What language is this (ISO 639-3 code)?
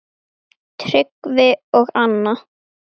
isl